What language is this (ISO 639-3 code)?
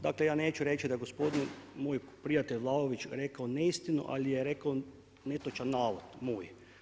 hrv